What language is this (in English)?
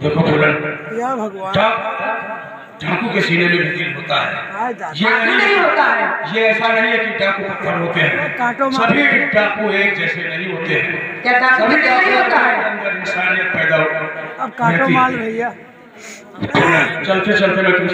Arabic